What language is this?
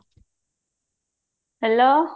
Odia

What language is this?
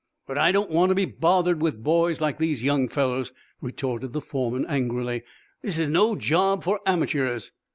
English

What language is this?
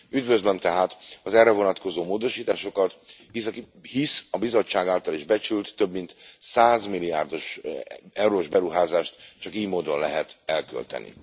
Hungarian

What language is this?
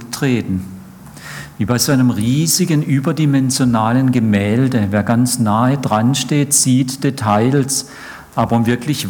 German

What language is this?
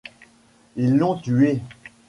French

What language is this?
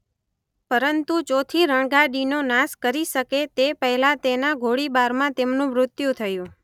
Gujarati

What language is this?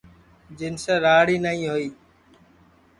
Sansi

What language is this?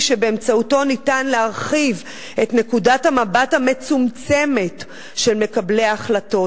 Hebrew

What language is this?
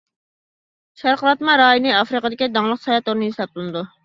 Uyghur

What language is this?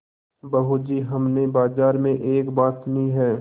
Hindi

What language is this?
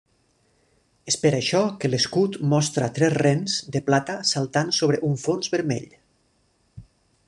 Catalan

